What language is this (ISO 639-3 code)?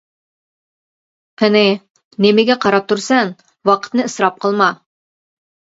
uig